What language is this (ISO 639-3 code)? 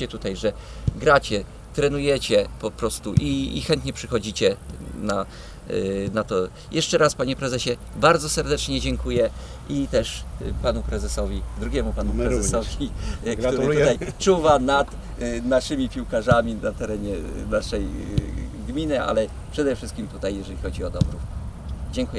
pol